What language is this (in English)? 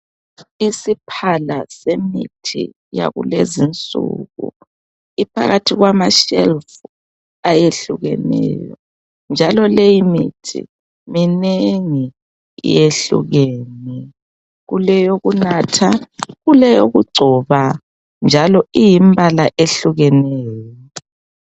North Ndebele